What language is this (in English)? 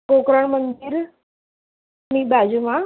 Gujarati